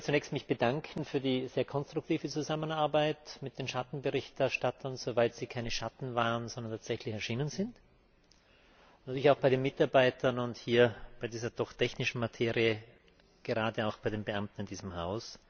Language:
German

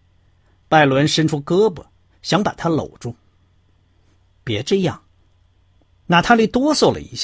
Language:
Chinese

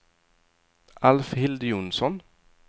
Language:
Swedish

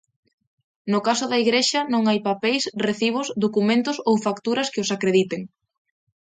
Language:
Galician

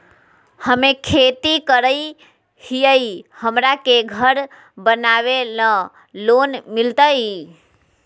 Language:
Magahi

